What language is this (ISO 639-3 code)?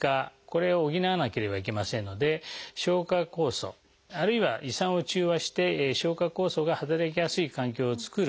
jpn